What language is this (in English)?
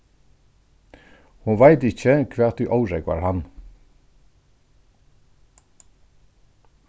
Faroese